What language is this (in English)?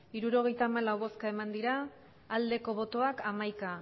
Basque